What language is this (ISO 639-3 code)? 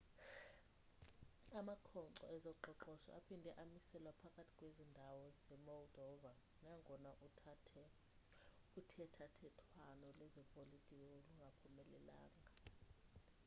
xho